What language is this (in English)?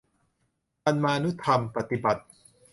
Thai